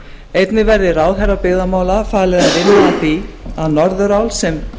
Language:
Icelandic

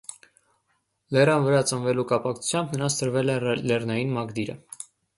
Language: Armenian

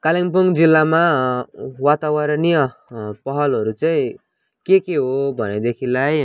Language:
Nepali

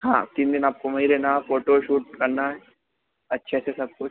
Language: Hindi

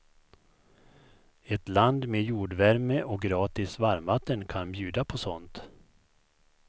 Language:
Swedish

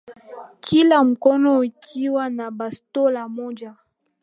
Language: Swahili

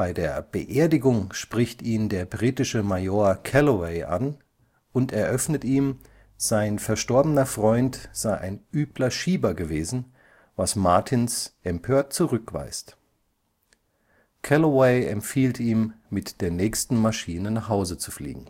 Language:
German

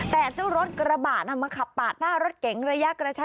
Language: Thai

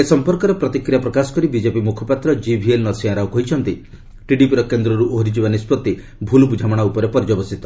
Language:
Odia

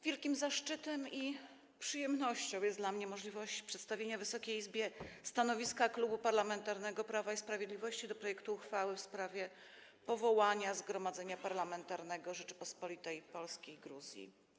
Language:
Polish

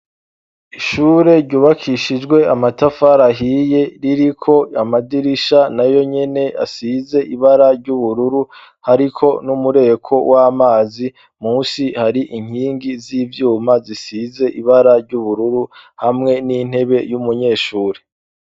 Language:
Rundi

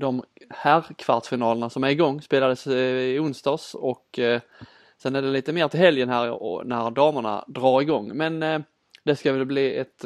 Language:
Swedish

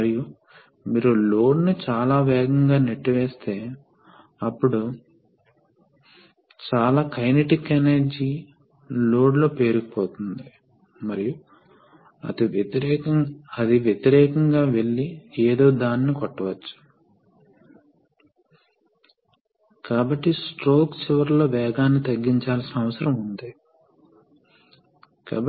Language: Telugu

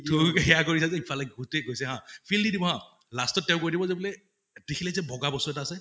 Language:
Assamese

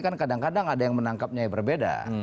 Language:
Indonesian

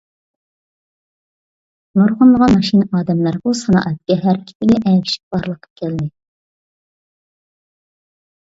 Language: Uyghur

